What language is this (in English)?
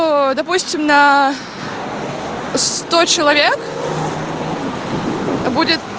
Russian